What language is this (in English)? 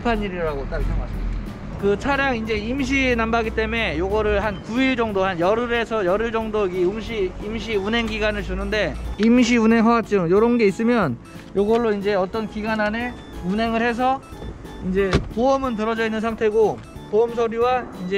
Korean